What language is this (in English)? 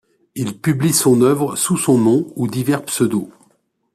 French